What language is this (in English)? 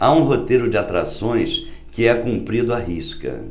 Portuguese